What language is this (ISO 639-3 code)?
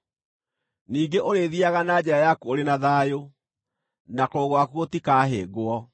kik